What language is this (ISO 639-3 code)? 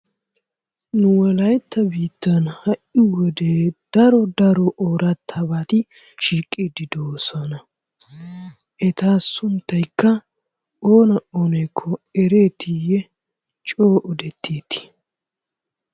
wal